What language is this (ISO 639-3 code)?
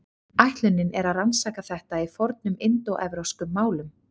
isl